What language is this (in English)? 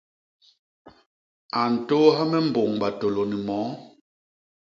Basaa